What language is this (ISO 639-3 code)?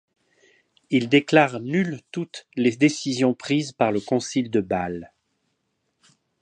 fra